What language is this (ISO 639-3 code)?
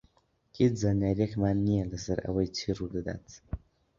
ckb